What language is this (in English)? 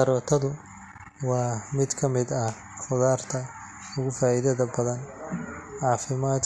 Somali